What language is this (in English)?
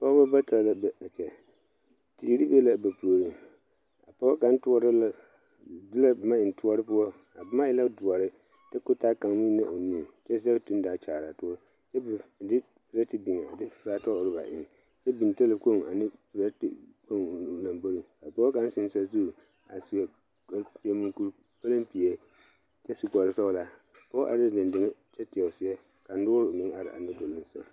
Southern Dagaare